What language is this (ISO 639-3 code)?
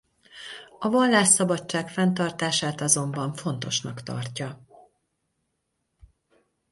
hun